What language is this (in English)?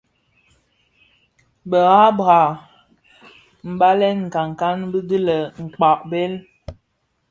Bafia